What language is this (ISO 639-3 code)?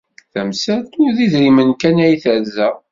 kab